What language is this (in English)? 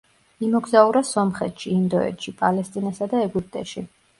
Georgian